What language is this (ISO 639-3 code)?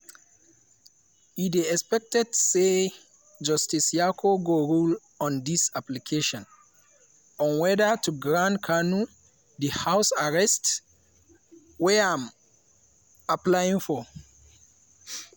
pcm